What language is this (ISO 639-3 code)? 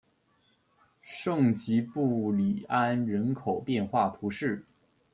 zho